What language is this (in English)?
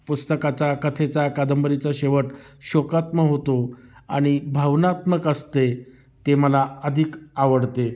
Marathi